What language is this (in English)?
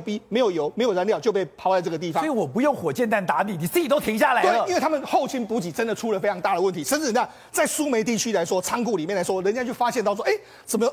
Chinese